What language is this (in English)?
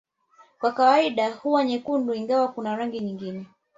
Swahili